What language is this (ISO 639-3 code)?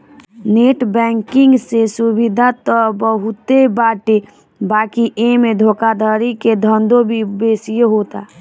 bho